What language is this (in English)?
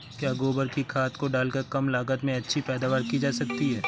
Hindi